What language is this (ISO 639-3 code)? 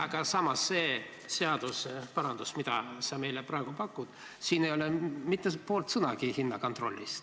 est